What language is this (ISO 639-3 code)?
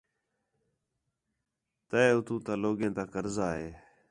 xhe